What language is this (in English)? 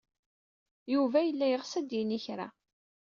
Kabyle